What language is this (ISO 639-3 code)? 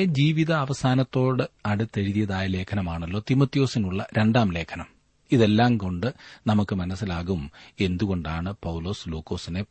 mal